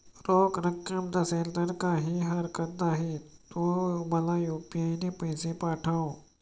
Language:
Marathi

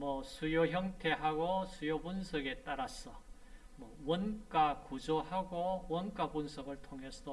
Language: Korean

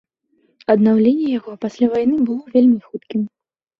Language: Belarusian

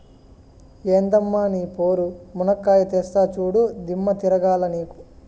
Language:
Telugu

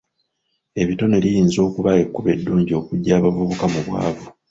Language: Ganda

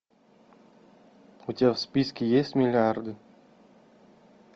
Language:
Russian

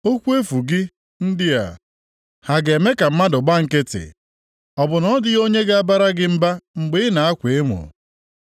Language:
Igbo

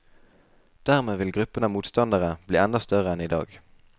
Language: Norwegian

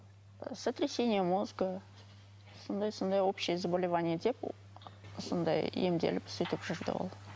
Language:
Kazakh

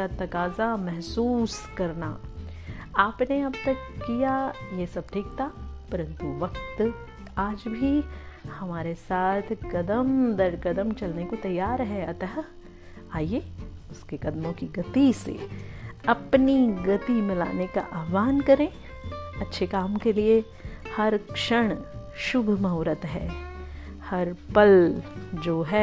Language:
Hindi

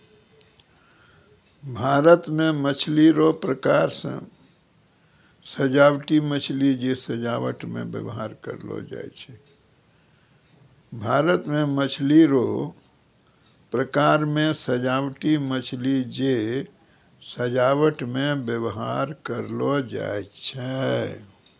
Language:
Maithili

